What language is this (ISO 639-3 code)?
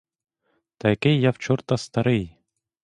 ukr